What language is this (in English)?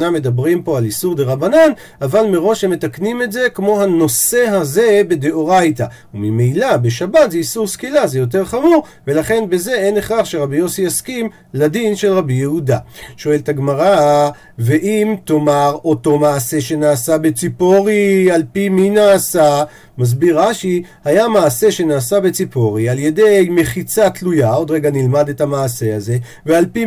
Hebrew